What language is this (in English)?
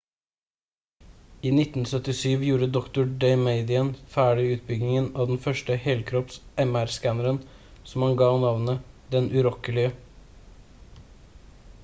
Norwegian Bokmål